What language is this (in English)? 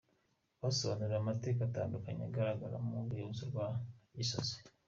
Kinyarwanda